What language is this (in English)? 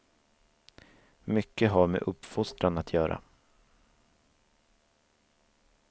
Swedish